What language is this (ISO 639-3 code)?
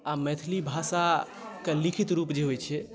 mai